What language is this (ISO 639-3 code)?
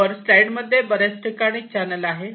mar